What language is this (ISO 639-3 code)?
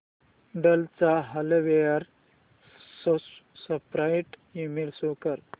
mar